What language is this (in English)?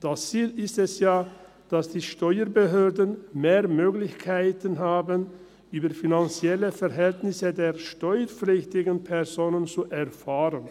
Swiss German